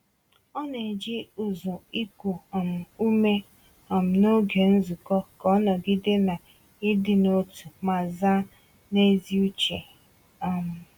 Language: Igbo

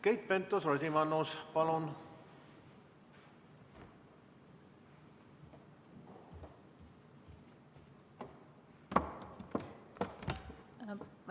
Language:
Estonian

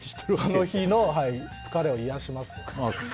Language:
Japanese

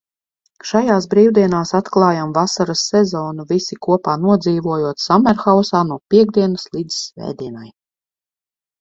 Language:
Latvian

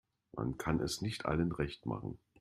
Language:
German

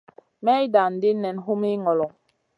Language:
Masana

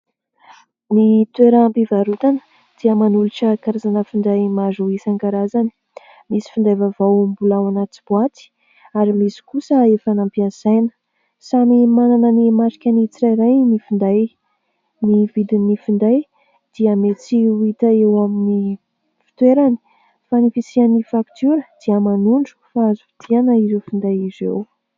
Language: Malagasy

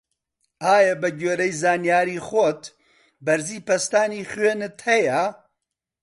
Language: Central Kurdish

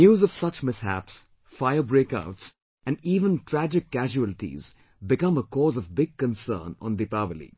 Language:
English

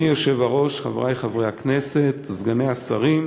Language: Hebrew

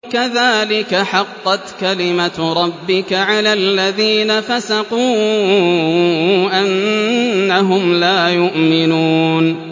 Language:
Arabic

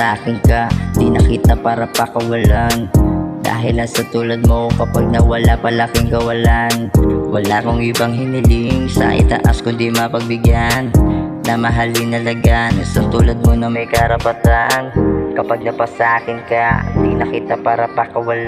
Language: Filipino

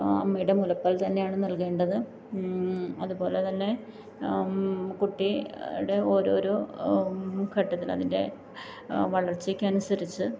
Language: Malayalam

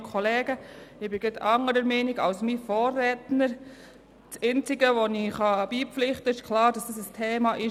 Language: Swiss German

